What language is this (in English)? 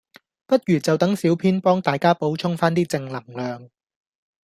Cantonese